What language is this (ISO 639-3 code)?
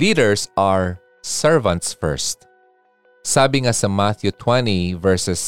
fil